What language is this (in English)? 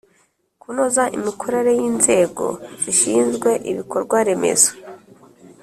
Kinyarwanda